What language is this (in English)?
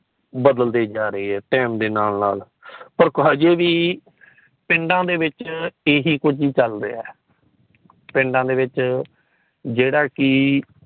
Punjabi